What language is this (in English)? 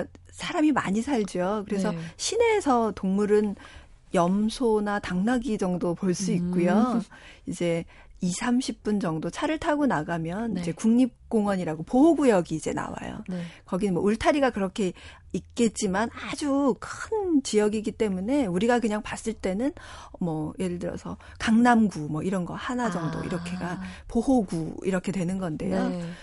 Korean